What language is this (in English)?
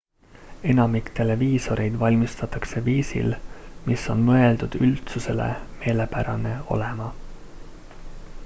Estonian